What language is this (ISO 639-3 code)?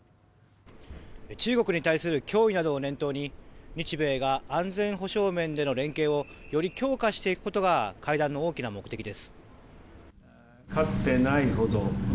jpn